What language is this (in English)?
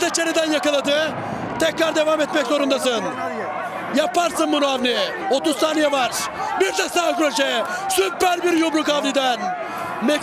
Turkish